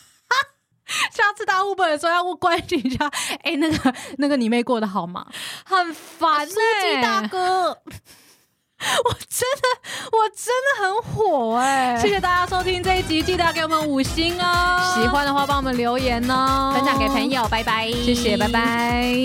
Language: Chinese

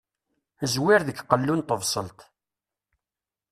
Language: Kabyle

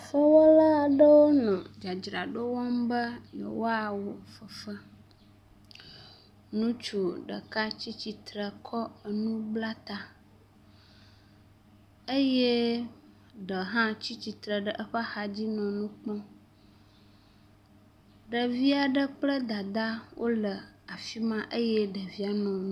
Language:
Ewe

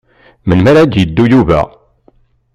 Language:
Kabyle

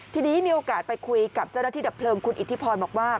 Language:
Thai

